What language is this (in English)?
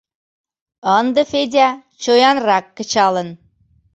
Mari